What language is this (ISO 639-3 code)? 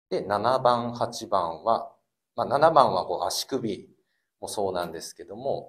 jpn